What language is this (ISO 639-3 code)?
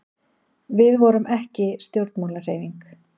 isl